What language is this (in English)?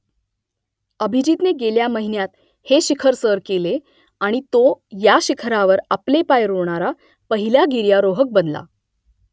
Marathi